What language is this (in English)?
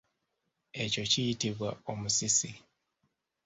Ganda